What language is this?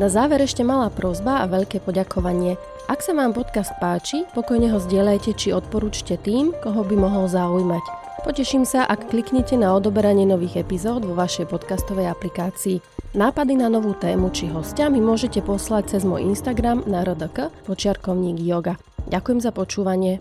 Slovak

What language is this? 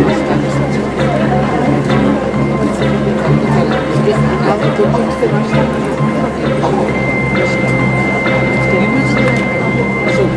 Japanese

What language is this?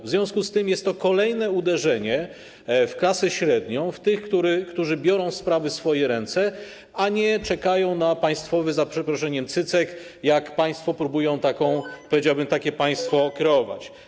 Polish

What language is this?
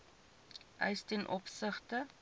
Afrikaans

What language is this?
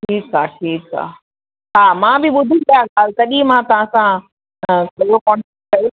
Sindhi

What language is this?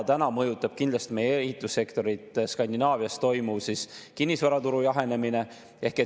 Estonian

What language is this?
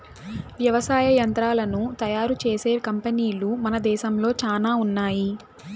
Telugu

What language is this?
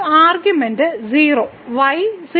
Malayalam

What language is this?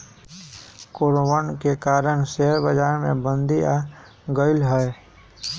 Magahi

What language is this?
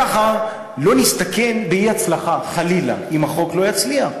Hebrew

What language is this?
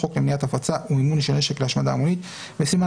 Hebrew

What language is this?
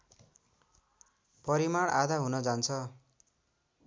Nepali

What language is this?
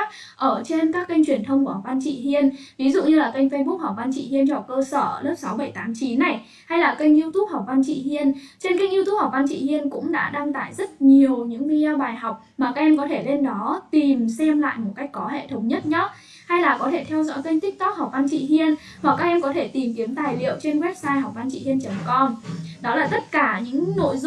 Vietnamese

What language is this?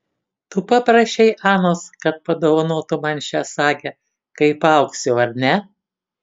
Lithuanian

